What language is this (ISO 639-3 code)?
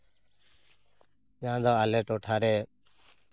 sat